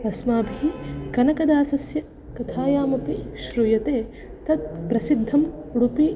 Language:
Sanskrit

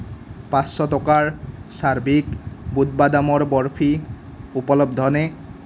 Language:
Assamese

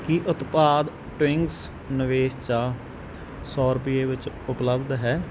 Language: Punjabi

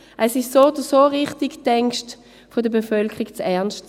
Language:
Swiss German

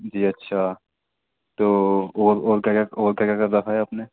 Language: Urdu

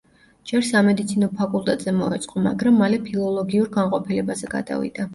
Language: Georgian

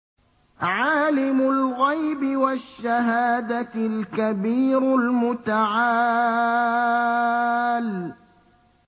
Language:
Arabic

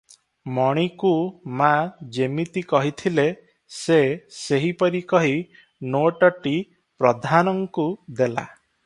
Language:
Odia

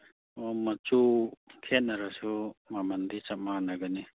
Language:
Manipuri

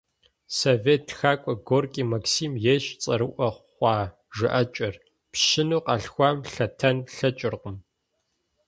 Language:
Kabardian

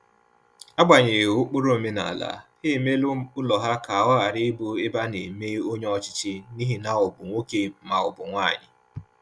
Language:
Igbo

